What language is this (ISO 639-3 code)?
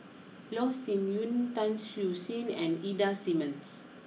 eng